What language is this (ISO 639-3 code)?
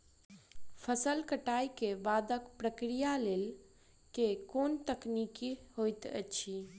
mai